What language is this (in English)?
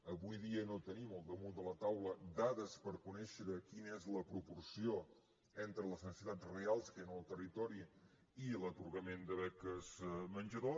Catalan